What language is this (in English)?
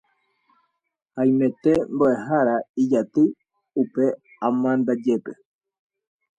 Guarani